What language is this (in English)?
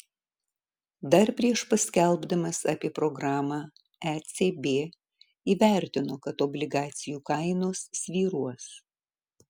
Lithuanian